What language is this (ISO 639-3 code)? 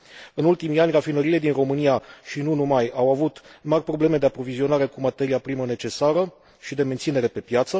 ron